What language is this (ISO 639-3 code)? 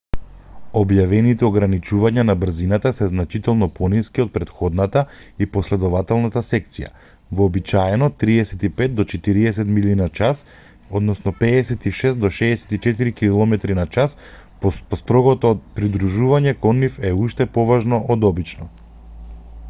mkd